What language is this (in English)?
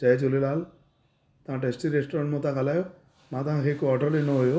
Sindhi